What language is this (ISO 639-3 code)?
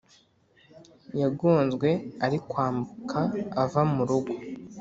kin